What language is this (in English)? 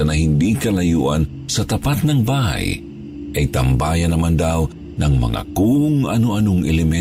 Filipino